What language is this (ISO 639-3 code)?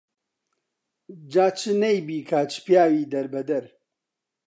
ckb